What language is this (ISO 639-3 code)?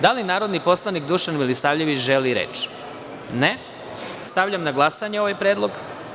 srp